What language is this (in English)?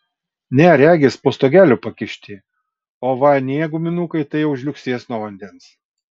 Lithuanian